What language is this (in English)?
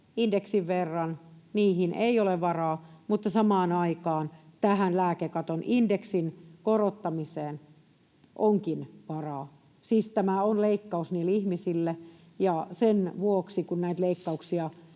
Finnish